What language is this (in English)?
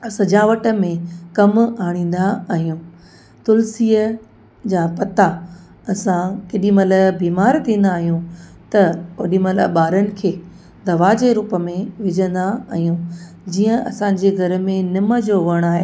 Sindhi